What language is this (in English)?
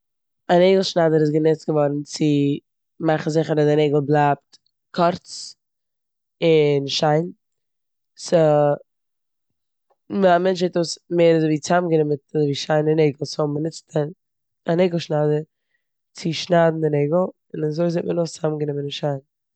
Yiddish